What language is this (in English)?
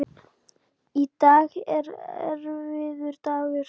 Icelandic